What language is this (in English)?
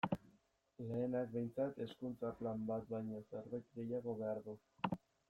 Basque